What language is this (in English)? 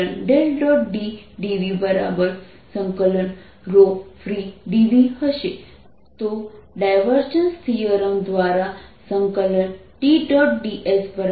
Gujarati